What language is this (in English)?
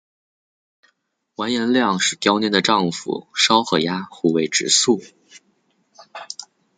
Chinese